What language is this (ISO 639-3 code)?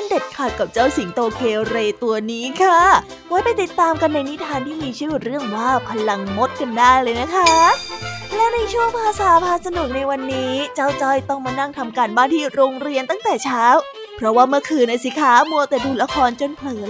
tha